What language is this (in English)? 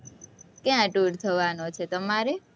Gujarati